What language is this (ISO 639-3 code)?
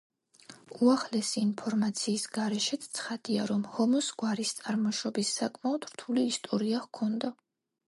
kat